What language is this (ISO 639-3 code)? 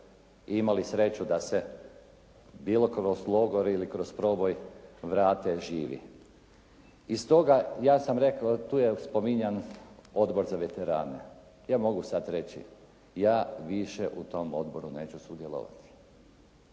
hrv